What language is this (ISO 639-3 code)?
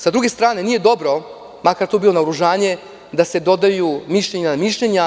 srp